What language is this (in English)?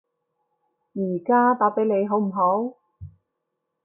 Cantonese